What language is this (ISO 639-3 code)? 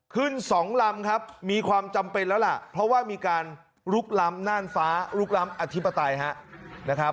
tha